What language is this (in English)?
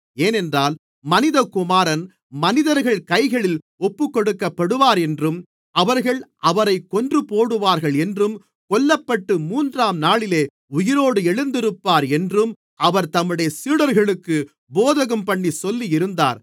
Tamil